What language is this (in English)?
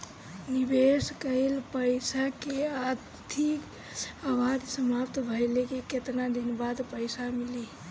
Bhojpuri